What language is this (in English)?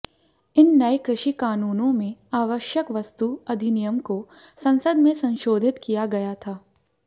Hindi